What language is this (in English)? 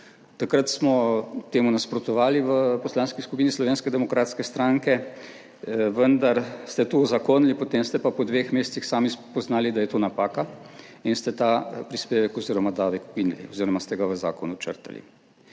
Slovenian